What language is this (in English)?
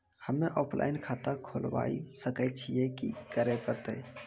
Maithili